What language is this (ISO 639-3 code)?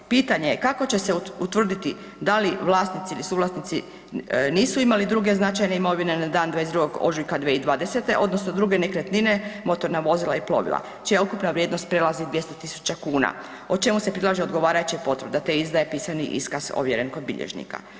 hrv